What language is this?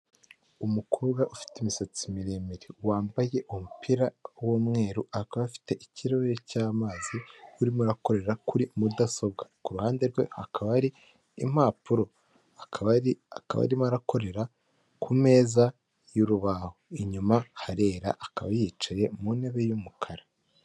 Kinyarwanda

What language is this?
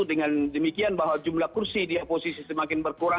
Indonesian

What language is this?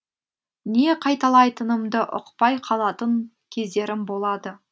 Kazakh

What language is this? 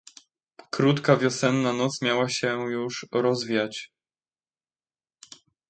Polish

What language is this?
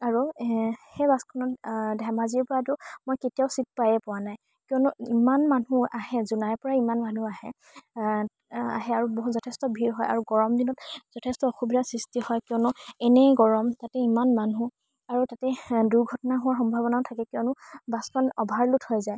Assamese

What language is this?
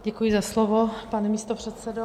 Czech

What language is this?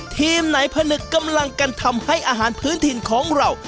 Thai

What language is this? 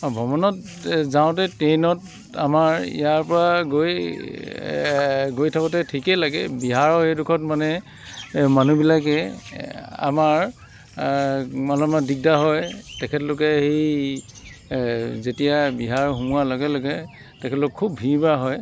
Assamese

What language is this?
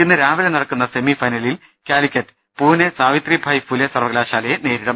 Malayalam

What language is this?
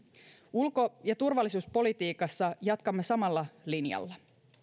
Finnish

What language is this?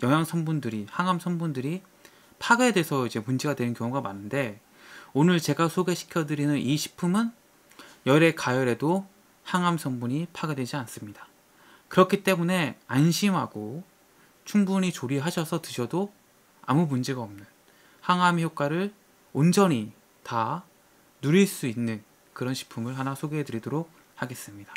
Korean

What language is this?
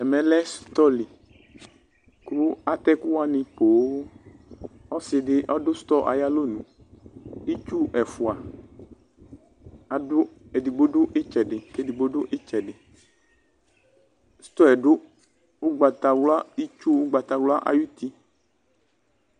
Ikposo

